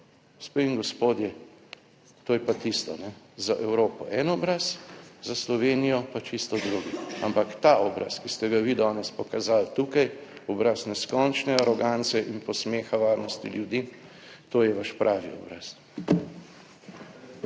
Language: Slovenian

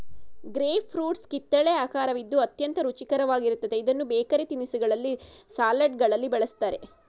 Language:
Kannada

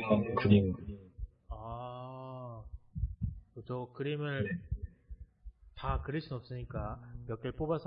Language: Korean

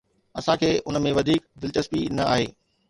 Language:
Sindhi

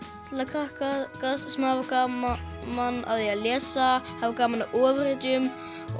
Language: Icelandic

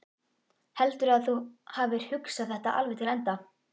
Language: Icelandic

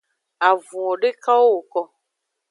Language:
Aja (Benin)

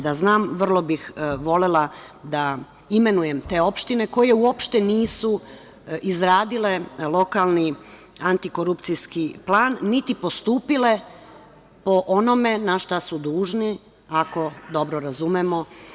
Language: Serbian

